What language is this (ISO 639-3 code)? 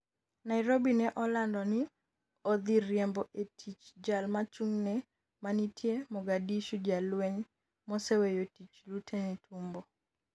luo